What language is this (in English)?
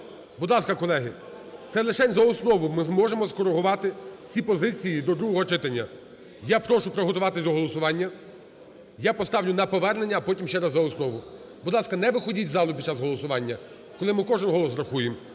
Ukrainian